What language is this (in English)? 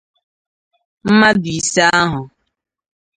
Igbo